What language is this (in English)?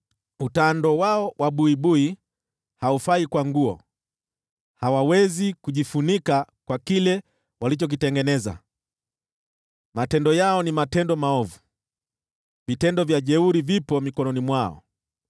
Swahili